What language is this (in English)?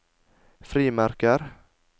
Norwegian